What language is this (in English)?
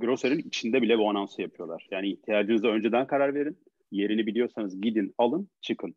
Turkish